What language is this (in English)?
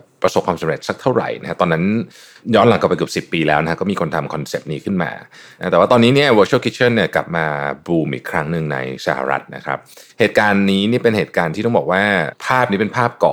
Thai